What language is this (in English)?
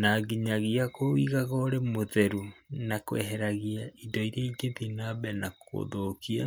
Kikuyu